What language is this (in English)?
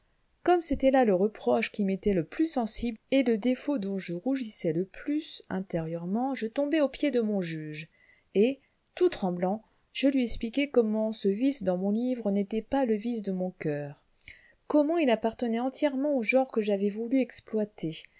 French